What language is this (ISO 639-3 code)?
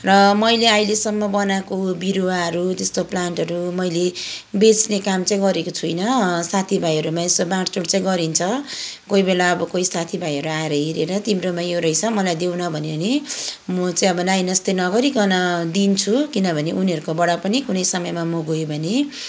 nep